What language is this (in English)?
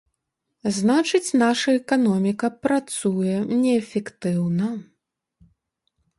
Belarusian